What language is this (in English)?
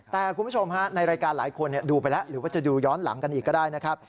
Thai